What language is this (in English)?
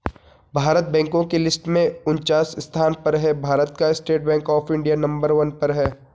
Hindi